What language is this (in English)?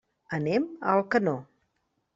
Catalan